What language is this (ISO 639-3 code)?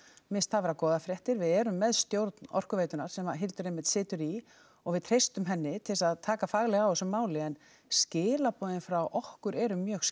isl